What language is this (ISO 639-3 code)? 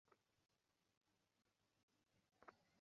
ben